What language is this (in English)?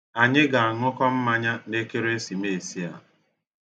Igbo